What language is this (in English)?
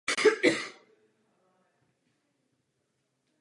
Czech